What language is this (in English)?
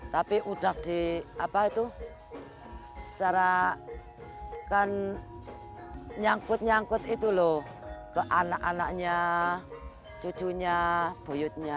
Indonesian